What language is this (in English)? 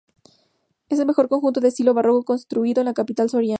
Spanish